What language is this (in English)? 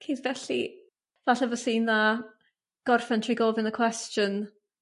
Welsh